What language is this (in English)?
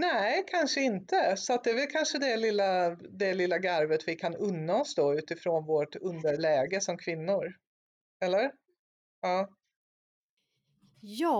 Swedish